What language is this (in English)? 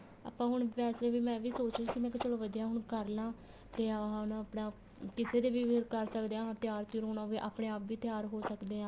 Punjabi